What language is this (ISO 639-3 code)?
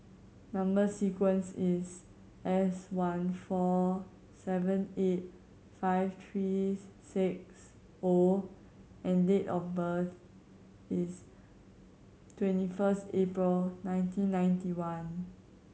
eng